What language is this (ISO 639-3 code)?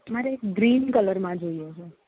guj